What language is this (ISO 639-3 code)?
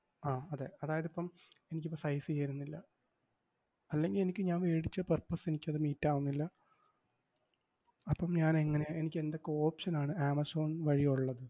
mal